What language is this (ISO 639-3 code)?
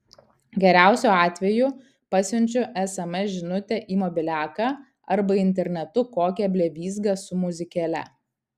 lit